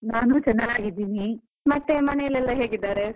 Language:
Kannada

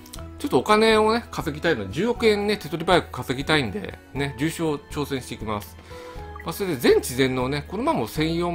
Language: Japanese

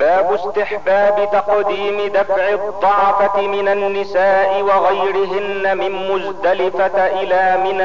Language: Arabic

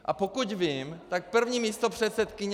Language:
Czech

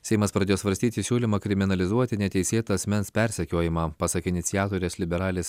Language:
Lithuanian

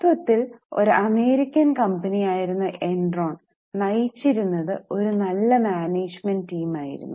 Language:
Malayalam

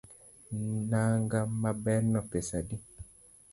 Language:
Luo (Kenya and Tanzania)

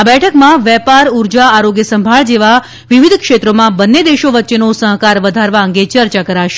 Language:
Gujarati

